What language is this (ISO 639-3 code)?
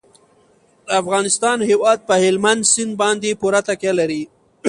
pus